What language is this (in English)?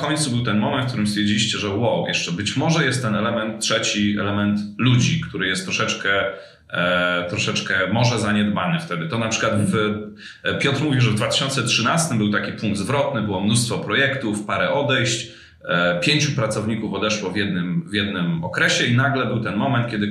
Polish